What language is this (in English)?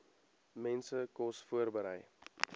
Afrikaans